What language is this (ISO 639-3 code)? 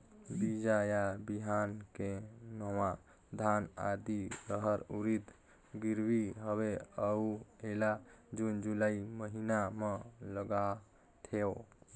hne